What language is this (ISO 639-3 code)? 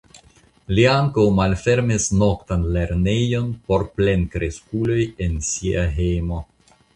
epo